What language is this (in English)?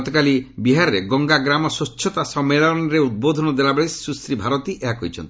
Odia